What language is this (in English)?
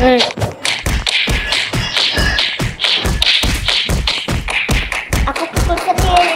Indonesian